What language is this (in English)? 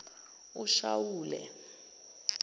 Zulu